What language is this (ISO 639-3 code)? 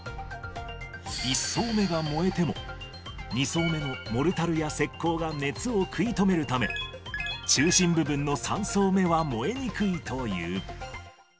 jpn